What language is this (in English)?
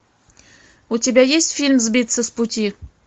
Russian